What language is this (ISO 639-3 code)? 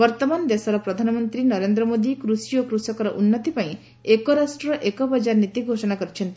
ori